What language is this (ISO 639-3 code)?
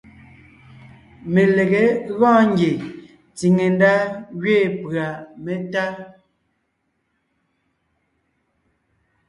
nnh